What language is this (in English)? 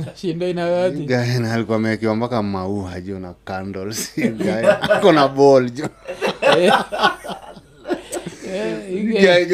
Swahili